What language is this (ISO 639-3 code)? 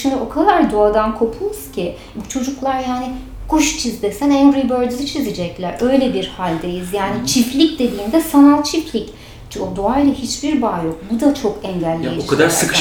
tur